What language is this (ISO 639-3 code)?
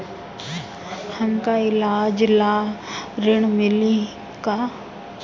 bho